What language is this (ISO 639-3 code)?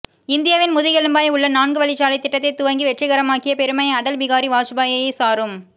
tam